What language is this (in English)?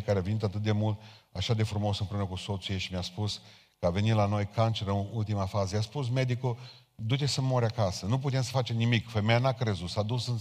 Romanian